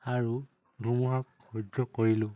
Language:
Assamese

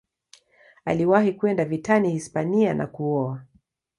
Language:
Swahili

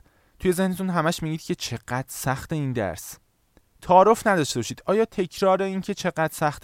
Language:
Persian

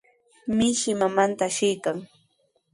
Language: Sihuas Ancash Quechua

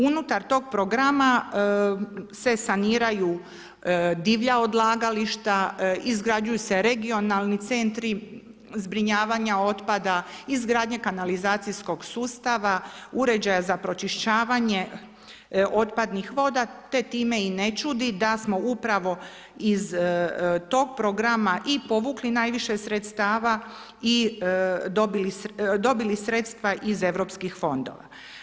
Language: Croatian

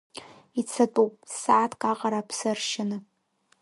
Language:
Abkhazian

